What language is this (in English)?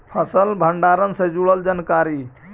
Magahi